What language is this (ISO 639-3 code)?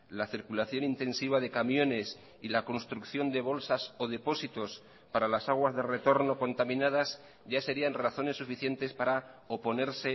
spa